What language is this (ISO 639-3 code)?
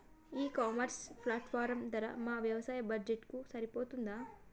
tel